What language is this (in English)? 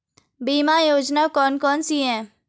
Hindi